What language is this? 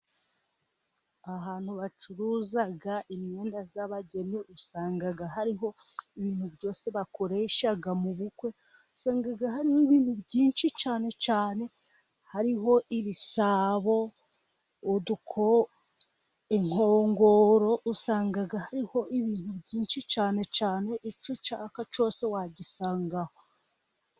Kinyarwanda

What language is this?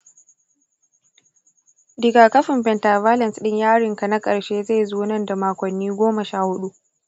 Hausa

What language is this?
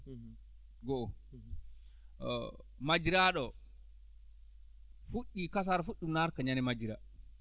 Fula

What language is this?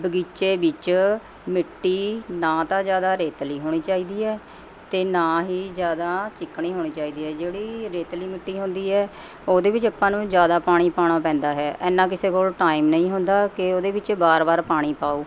Punjabi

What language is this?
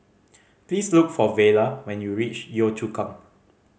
English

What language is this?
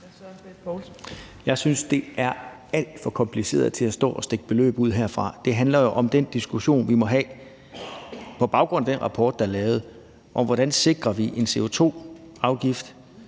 Danish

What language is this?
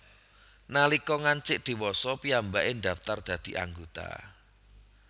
Javanese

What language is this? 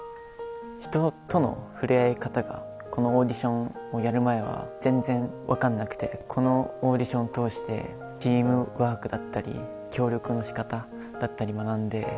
Japanese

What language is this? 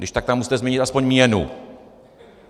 Czech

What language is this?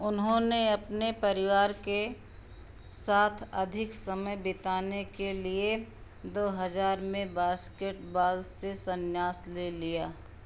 Hindi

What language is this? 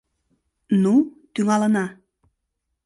Mari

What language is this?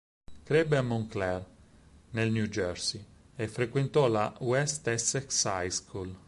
Italian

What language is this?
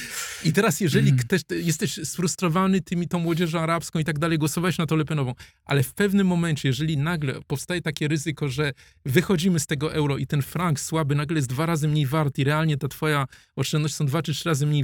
Polish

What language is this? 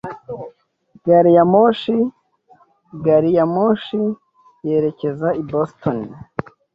Kinyarwanda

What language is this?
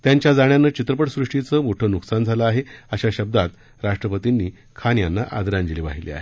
Marathi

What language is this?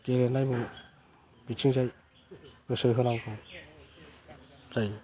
Bodo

